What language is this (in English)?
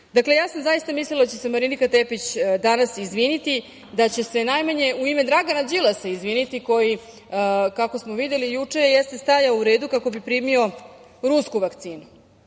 Serbian